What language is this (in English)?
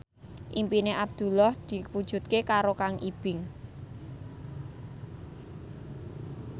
Javanese